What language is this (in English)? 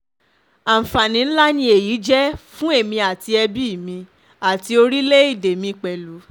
Yoruba